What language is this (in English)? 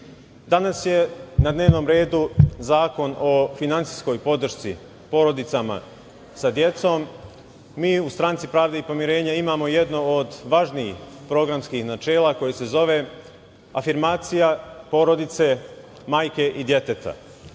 Serbian